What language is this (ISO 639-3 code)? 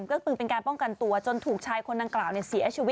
tha